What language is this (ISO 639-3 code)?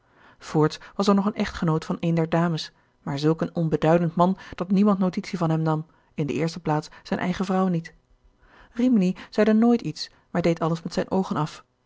nld